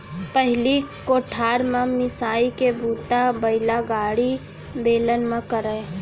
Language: Chhattisgarhi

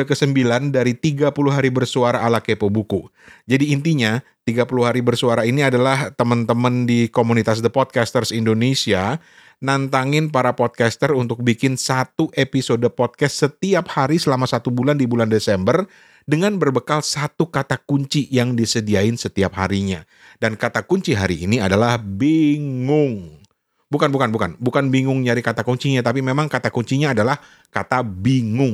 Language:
Indonesian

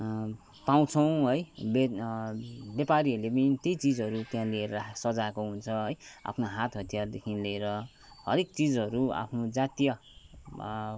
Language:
Nepali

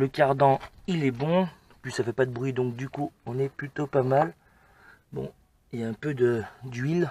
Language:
French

